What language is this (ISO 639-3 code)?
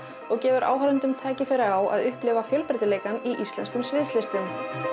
isl